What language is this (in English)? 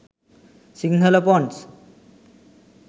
Sinhala